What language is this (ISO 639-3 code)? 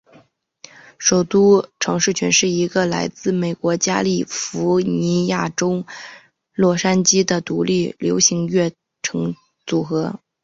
zho